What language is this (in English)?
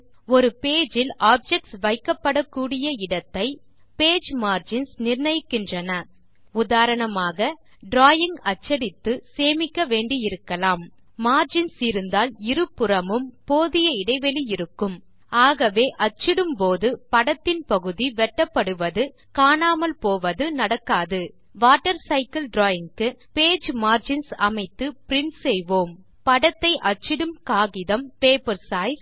Tamil